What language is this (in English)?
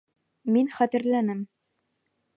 Bashkir